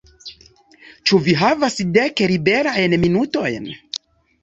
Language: Esperanto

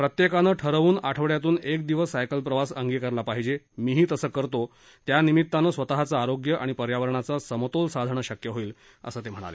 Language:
Marathi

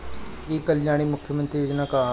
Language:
Bhojpuri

